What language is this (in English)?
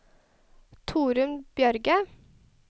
Norwegian